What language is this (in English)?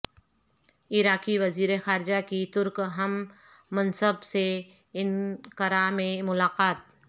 Urdu